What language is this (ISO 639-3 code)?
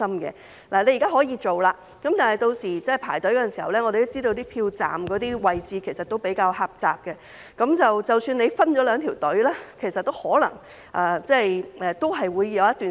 yue